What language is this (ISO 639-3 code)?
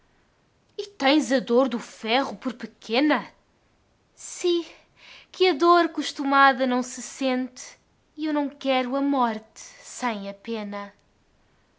por